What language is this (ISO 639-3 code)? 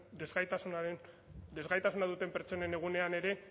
eus